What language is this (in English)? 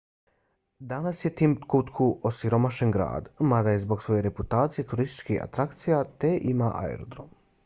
Bosnian